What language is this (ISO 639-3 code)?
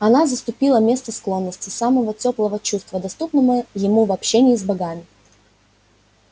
rus